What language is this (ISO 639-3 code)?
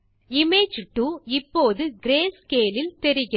tam